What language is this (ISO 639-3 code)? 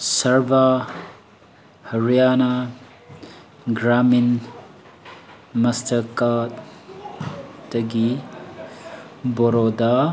mni